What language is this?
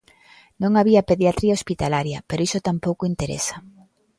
Galician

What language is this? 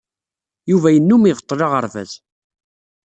Kabyle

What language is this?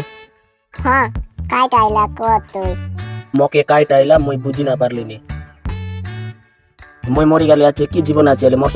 Indonesian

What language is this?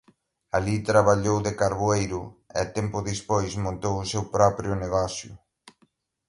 Galician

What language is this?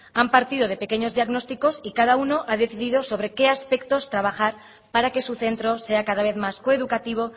Spanish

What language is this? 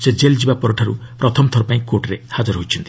Odia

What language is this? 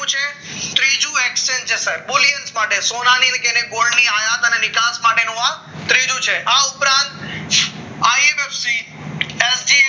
Gujarati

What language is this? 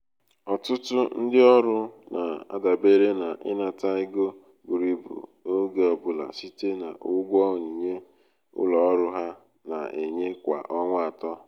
Igbo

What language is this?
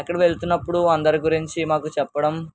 Telugu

